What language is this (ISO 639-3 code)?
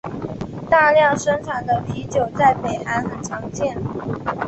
zho